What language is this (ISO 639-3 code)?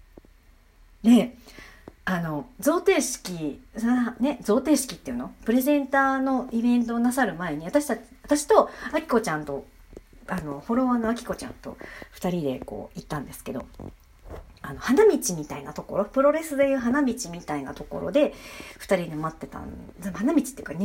jpn